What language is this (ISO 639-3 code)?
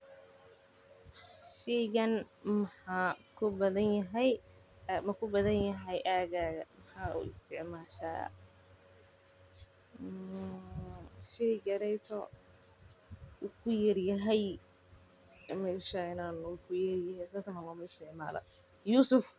som